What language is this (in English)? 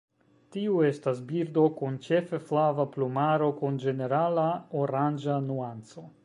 Esperanto